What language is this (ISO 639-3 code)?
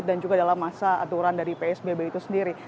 ind